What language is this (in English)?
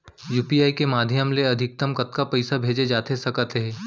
Chhattisgarhi